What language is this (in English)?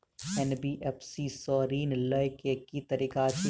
Maithili